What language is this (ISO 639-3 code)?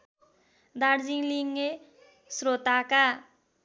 nep